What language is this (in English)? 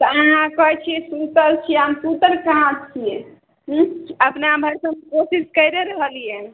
Maithili